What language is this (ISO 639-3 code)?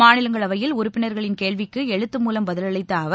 tam